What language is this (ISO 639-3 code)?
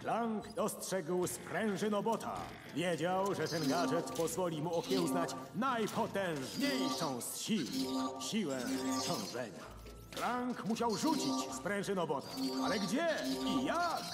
pol